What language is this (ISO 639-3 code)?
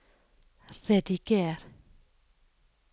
nor